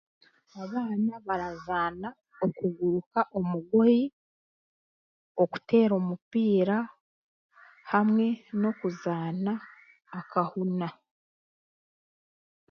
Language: Chiga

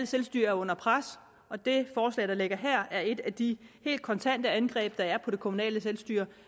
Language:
Danish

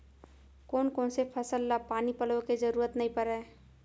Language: Chhattisgarhi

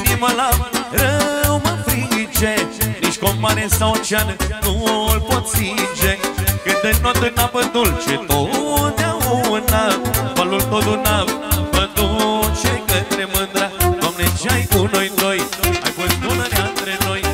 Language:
Romanian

